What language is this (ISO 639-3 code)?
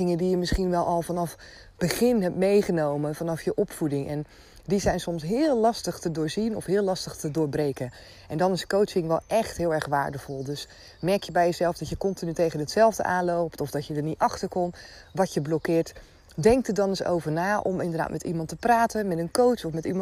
nld